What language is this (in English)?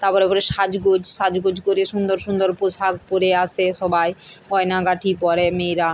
Bangla